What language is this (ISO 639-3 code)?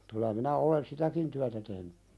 fin